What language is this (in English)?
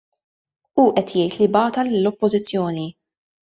Maltese